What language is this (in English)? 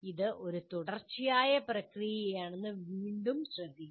Malayalam